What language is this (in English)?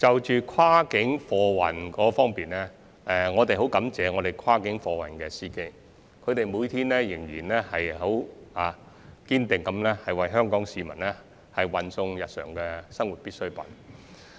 Cantonese